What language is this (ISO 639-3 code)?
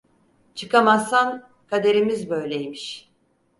tur